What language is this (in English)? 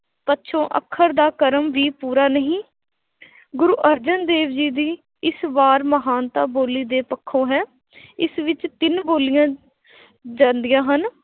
Punjabi